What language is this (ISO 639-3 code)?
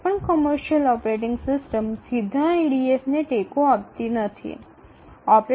ben